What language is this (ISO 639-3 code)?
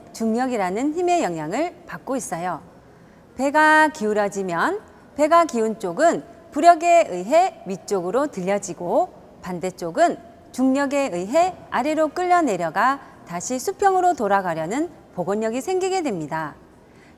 kor